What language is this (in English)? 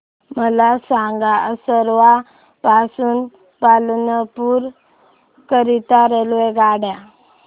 Marathi